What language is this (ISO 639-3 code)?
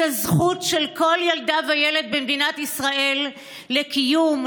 heb